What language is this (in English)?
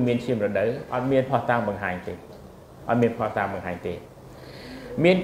Thai